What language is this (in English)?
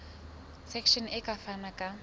Southern Sotho